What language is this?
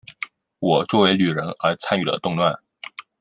Chinese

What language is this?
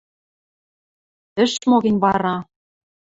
Western Mari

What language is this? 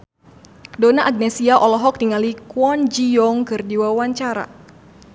Sundanese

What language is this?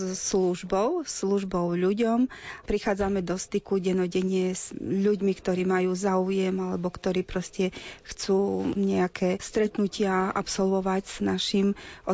Slovak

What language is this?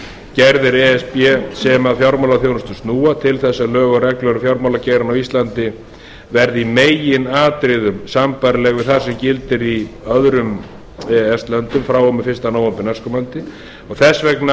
Icelandic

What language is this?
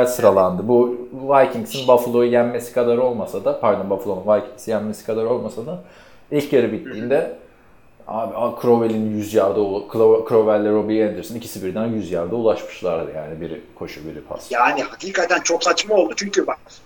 Turkish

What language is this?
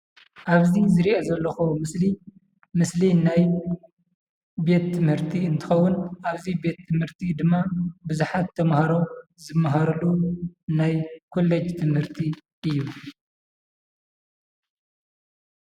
Tigrinya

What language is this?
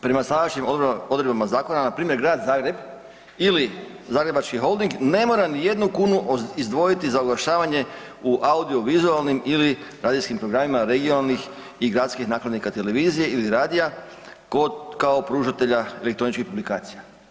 Croatian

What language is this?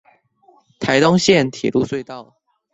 Chinese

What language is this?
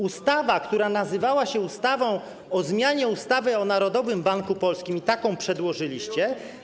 Polish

